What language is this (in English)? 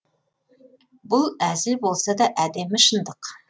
Kazakh